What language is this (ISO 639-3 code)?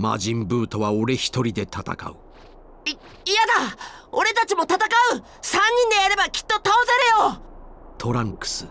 jpn